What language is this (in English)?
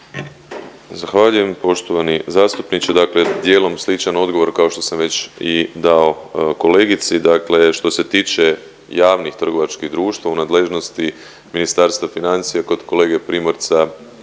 Croatian